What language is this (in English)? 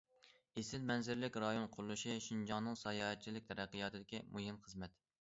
Uyghur